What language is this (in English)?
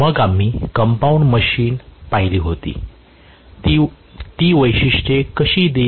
Marathi